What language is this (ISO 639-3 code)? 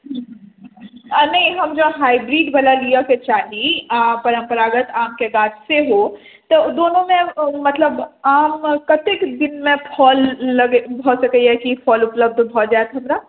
mai